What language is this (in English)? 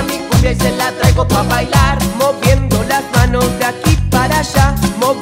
Spanish